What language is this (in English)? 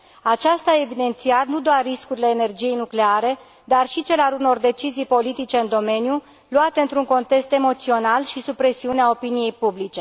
Romanian